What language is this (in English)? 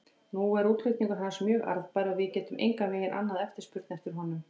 Icelandic